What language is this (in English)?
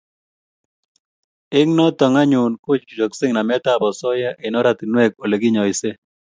Kalenjin